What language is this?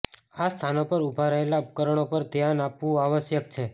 Gujarati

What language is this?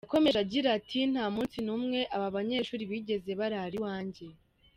Kinyarwanda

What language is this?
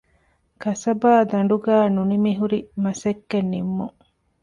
Divehi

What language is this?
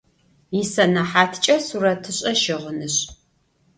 Adyghe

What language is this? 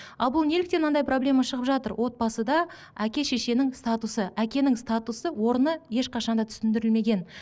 Kazakh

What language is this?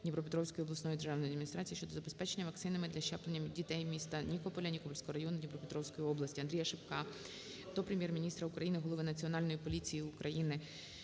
Ukrainian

